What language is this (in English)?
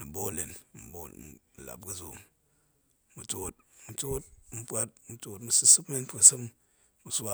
Goemai